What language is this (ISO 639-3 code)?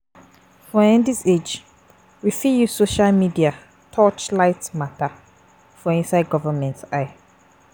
pcm